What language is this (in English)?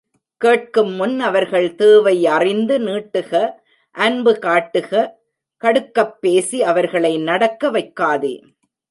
Tamil